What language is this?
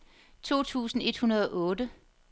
Danish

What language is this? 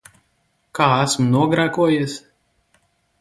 Latvian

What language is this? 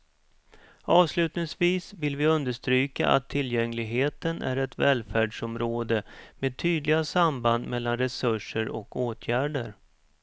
Swedish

